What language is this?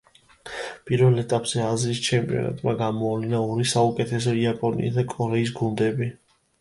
Georgian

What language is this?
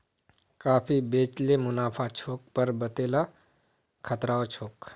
Magahi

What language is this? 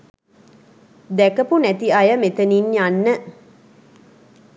Sinhala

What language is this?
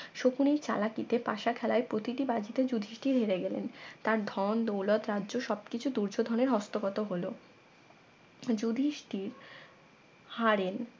Bangla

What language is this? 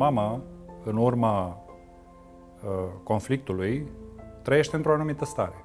Romanian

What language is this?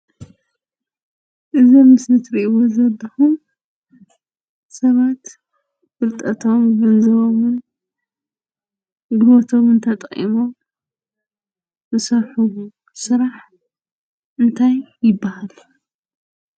Tigrinya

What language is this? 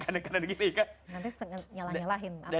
Indonesian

